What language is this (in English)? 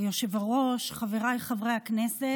Hebrew